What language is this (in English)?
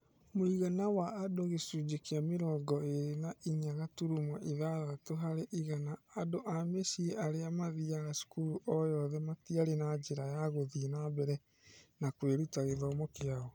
Kikuyu